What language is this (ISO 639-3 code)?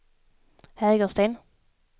swe